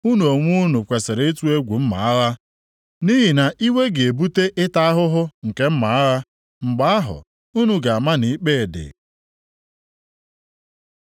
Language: Igbo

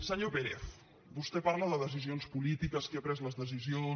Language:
Catalan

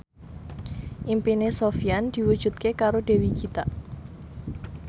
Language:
Javanese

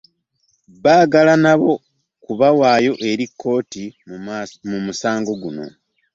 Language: Ganda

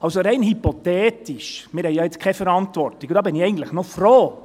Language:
Swiss German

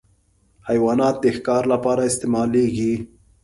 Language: Pashto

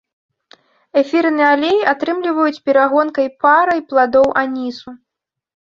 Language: Belarusian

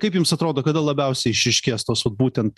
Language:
Lithuanian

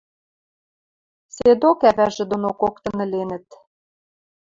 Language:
Western Mari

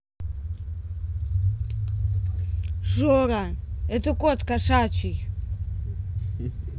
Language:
Russian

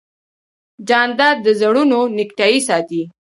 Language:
Pashto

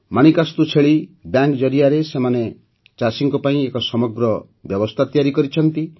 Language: Odia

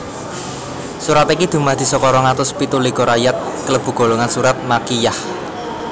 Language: Javanese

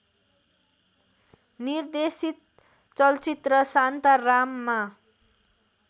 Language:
Nepali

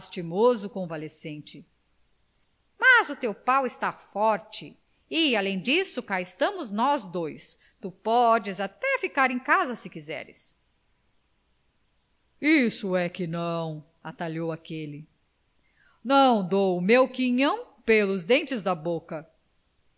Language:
Portuguese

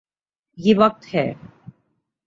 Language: Urdu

